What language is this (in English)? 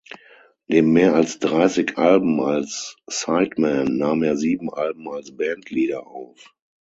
German